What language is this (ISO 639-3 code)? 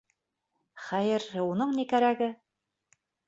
bak